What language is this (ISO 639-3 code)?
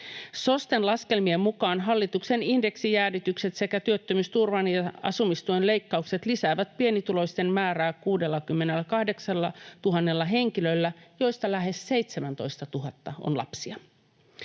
fin